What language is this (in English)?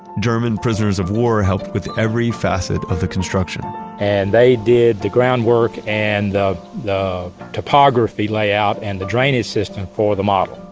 English